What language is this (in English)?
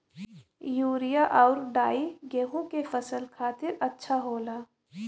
Bhojpuri